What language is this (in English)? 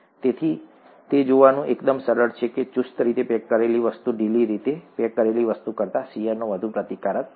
Gujarati